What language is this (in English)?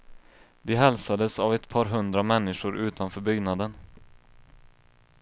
Swedish